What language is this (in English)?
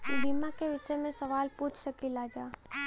Bhojpuri